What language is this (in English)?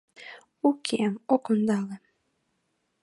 Mari